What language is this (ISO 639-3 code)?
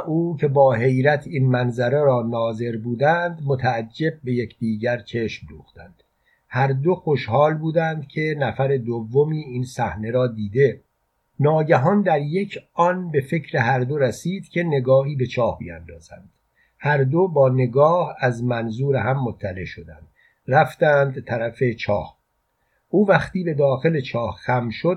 fas